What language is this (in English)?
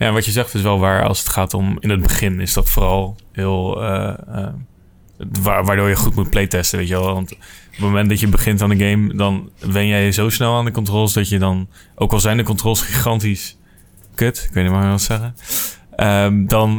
Dutch